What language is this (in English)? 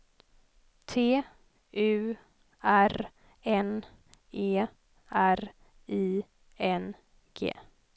Swedish